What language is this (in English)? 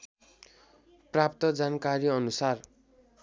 Nepali